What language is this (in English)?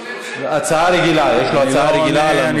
Hebrew